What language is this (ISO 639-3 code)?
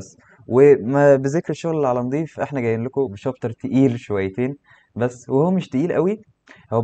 ara